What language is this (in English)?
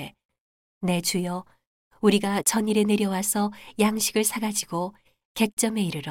Korean